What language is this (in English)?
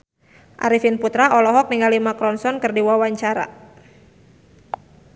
Sundanese